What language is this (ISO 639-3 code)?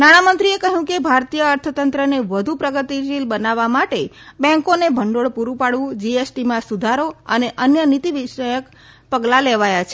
guj